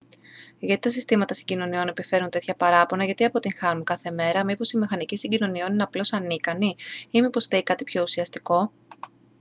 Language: Greek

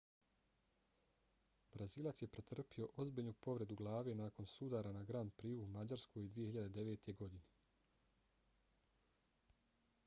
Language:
Bosnian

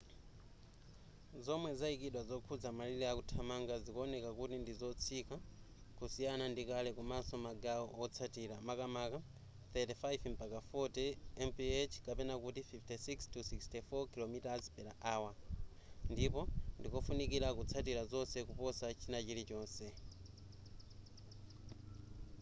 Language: Nyanja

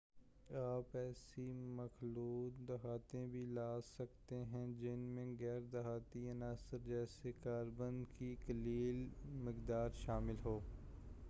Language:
Urdu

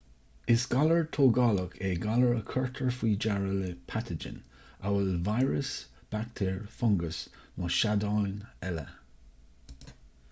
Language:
Irish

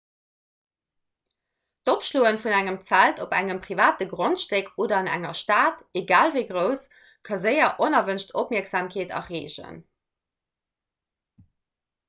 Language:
Luxembourgish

